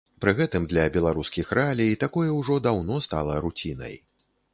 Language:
Belarusian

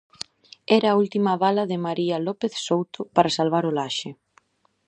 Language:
Galician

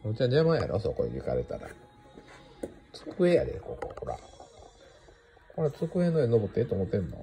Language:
Japanese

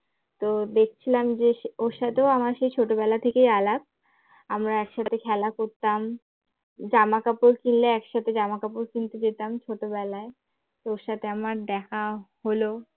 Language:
Bangla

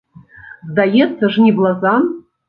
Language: Belarusian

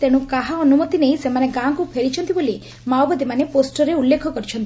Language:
Odia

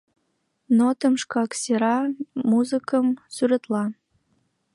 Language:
Mari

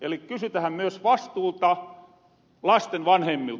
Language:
Finnish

